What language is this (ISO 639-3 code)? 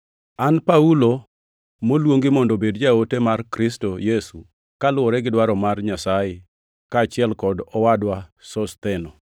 luo